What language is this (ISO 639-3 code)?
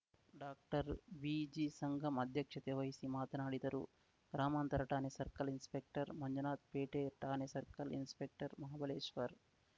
kan